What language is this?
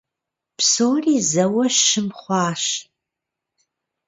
Kabardian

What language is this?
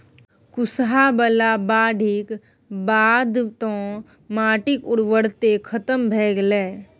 Maithili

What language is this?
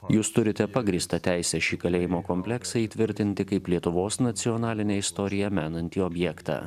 Lithuanian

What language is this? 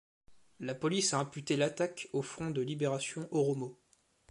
French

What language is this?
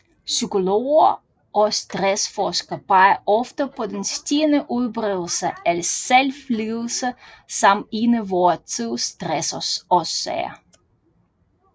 Danish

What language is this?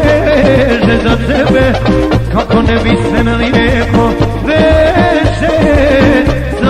Arabic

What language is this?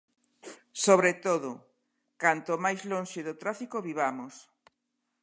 Galician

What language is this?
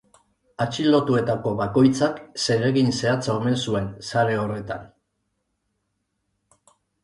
Basque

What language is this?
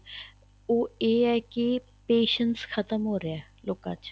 Punjabi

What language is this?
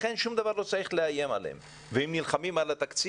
Hebrew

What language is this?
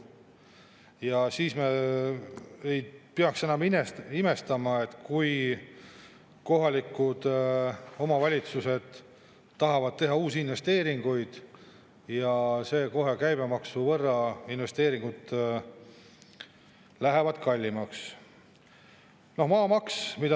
Estonian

